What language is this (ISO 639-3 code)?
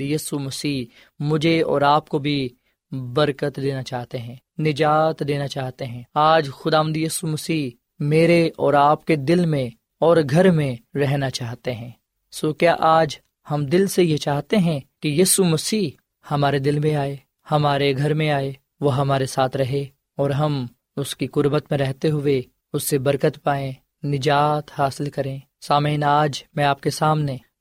urd